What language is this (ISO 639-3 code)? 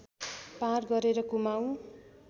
nep